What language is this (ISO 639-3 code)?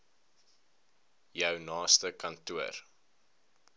afr